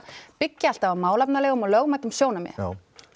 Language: Icelandic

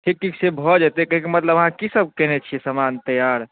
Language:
Maithili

